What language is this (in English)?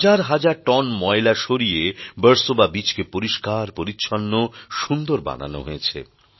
Bangla